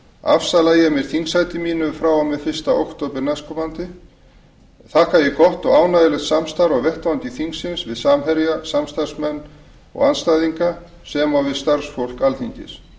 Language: Icelandic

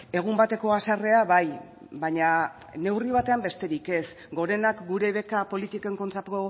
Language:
Basque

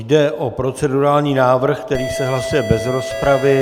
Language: Czech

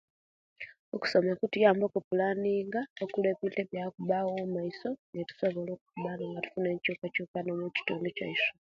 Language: Kenyi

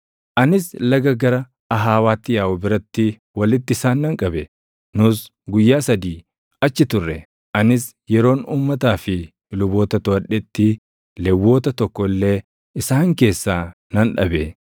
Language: Oromo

